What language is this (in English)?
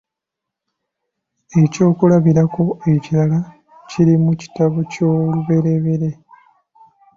Ganda